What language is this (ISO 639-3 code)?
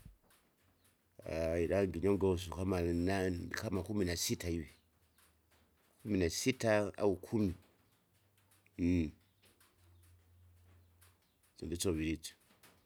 zga